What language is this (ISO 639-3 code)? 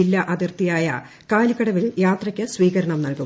mal